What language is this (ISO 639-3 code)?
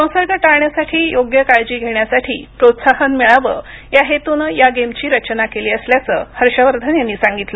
mar